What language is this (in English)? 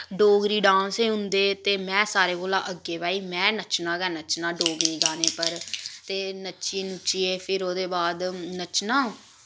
Dogri